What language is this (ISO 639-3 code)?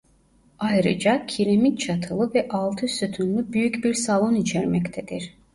tur